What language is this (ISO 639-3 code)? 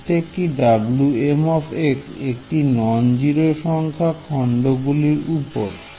ben